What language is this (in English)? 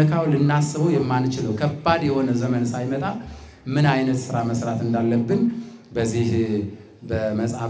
Arabic